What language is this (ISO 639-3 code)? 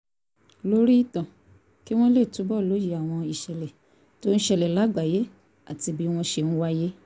yor